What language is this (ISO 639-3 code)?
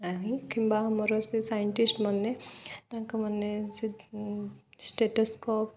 ori